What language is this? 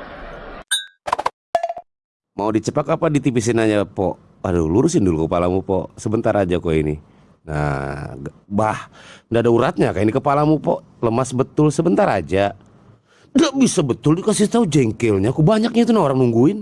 Indonesian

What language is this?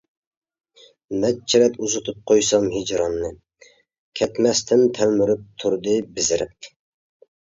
Uyghur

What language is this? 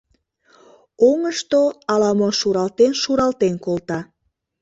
Mari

